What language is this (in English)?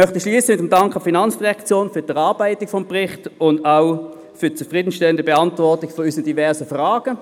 Swiss German